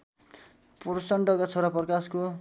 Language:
Nepali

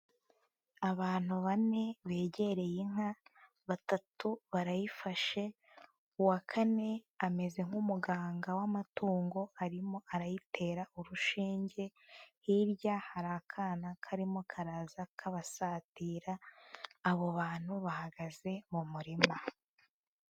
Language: Kinyarwanda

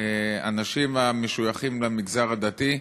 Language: Hebrew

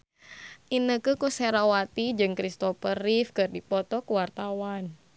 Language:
Sundanese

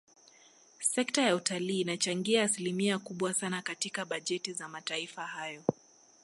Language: Swahili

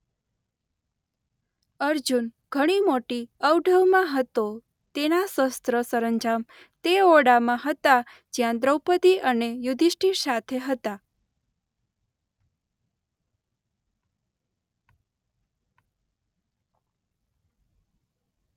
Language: Gujarati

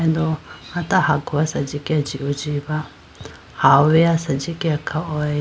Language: Idu-Mishmi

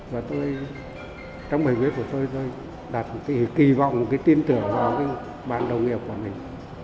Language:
Vietnamese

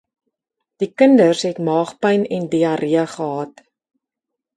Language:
Afrikaans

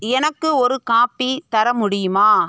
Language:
Tamil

